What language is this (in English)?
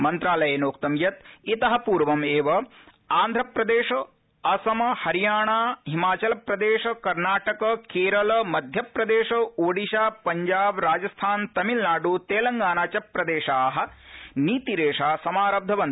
Sanskrit